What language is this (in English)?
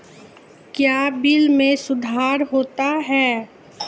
Maithili